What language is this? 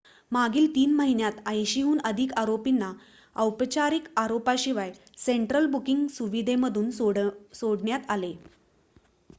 Marathi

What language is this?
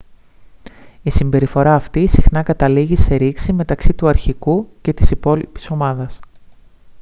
Greek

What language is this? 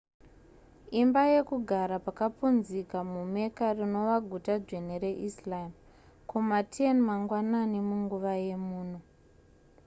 Shona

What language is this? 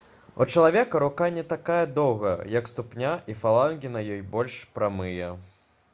Belarusian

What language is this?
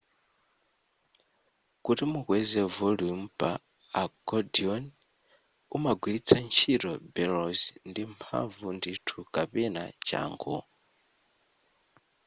Nyanja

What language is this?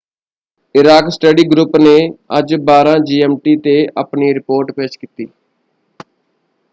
Punjabi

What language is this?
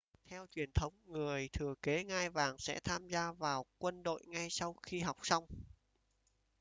Vietnamese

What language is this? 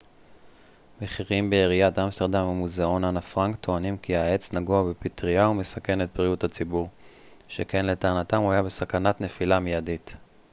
Hebrew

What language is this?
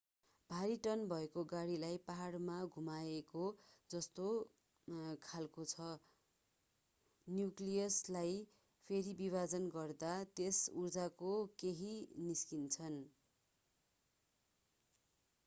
Nepali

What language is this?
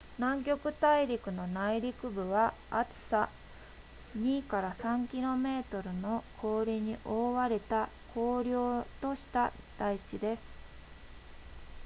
Japanese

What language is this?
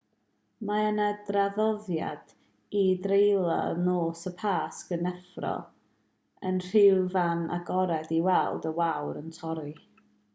Welsh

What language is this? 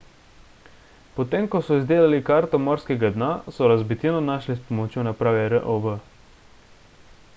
Slovenian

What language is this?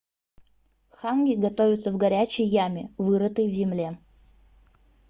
Russian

